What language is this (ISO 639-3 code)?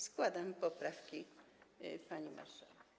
pol